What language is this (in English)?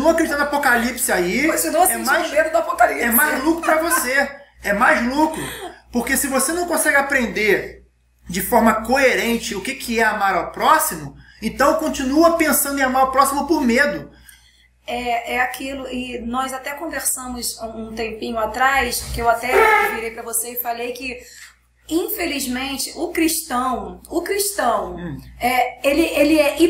Portuguese